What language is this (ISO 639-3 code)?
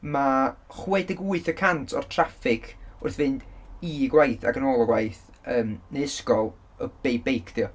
cym